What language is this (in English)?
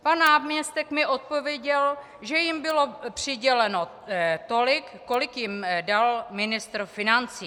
Czech